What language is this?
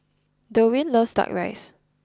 English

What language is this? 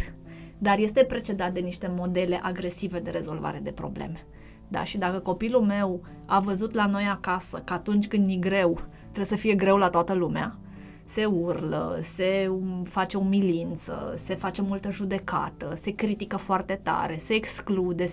Romanian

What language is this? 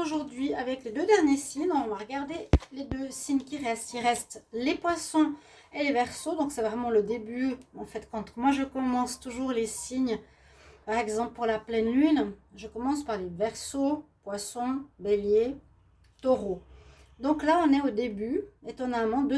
French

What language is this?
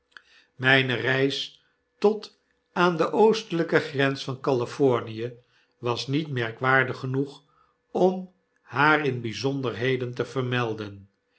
Dutch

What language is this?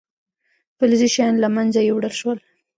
Pashto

